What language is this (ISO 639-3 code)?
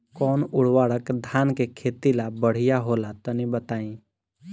bho